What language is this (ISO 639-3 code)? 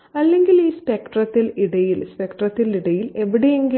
mal